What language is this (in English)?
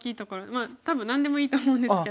Japanese